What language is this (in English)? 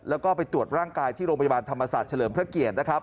Thai